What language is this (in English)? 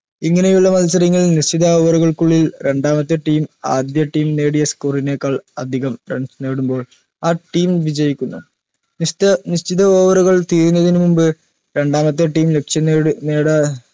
Malayalam